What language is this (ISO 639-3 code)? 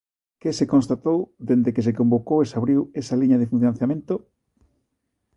glg